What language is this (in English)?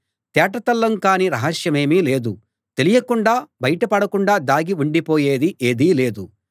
Telugu